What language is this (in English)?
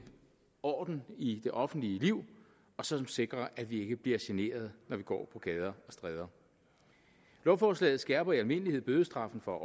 Danish